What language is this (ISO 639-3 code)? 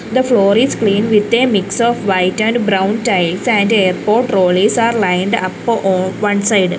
eng